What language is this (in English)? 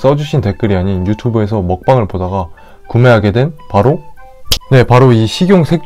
Korean